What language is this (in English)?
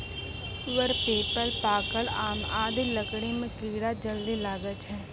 Maithili